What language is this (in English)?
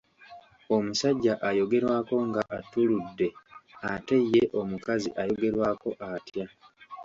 Ganda